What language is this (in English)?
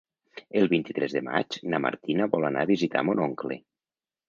Catalan